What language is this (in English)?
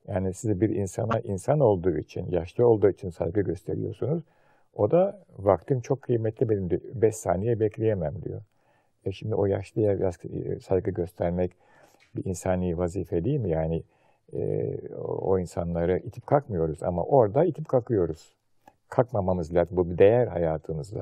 Turkish